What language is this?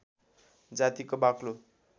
Nepali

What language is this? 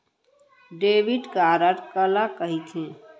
Chhattisgarhi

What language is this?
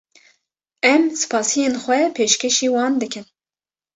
Kurdish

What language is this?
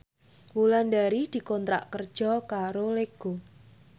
Javanese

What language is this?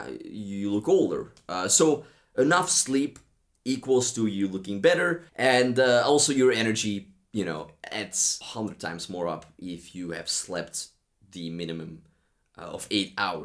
English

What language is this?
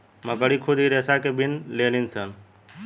Bhojpuri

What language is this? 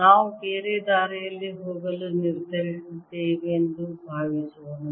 Kannada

